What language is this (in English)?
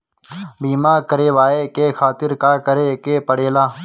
Bhojpuri